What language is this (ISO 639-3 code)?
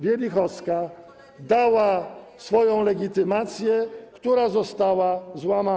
pol